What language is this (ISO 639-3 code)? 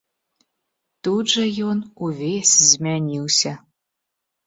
bel